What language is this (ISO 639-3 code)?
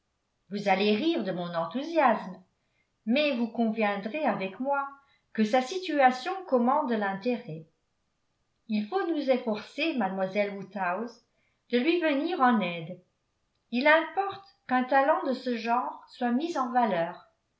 fra